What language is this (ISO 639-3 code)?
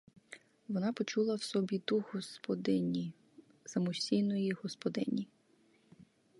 ukr